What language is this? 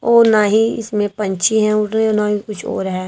Hindi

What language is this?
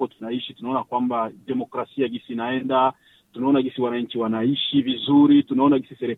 Swahili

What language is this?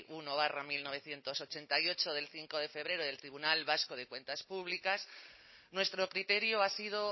Spanish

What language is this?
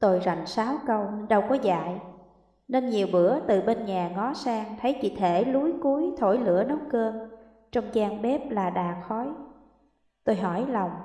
Vietnamese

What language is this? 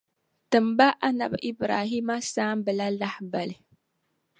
Dagbani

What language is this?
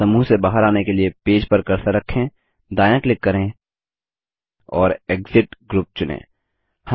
Hindi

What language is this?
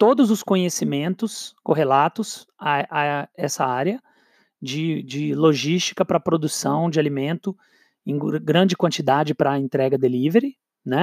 Portuguese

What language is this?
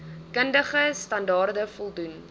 Afrikaans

